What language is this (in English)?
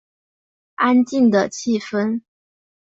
Chinese